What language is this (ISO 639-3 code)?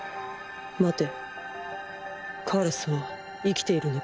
jpn